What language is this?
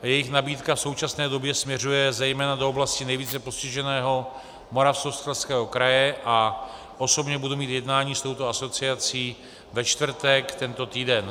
Czech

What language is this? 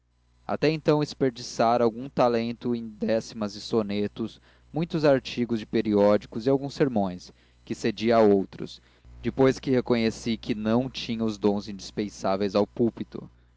Portuguese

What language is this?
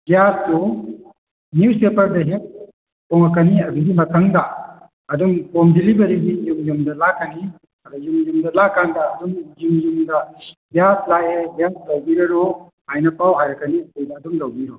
Manipuri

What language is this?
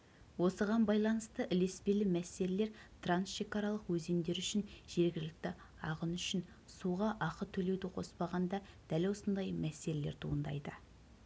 Kazakh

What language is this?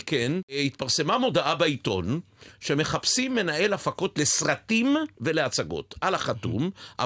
Hebrew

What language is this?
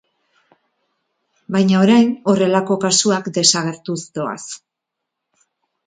Basque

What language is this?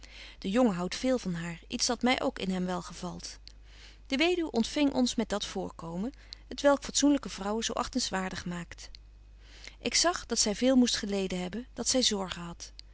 Dutch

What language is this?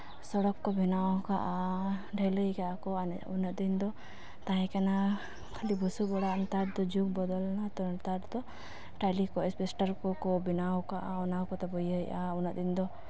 Santali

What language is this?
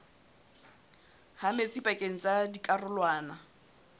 Southern Sotho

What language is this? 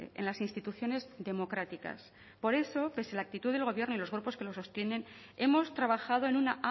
Spanish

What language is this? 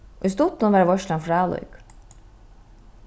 Faroese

